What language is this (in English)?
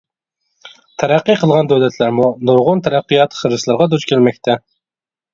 Uyghur